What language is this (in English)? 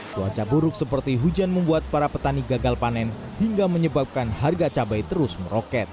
Indonesian